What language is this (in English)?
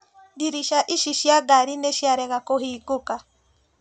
Kikuyu